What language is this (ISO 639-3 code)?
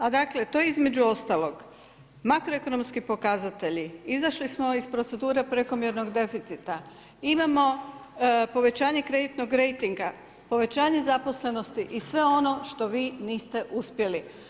hrv